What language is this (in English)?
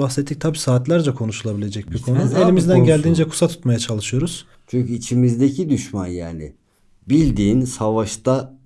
Turkish